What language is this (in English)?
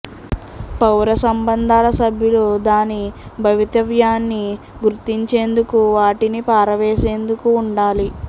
Telugu